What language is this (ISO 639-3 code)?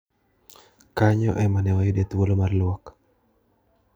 luo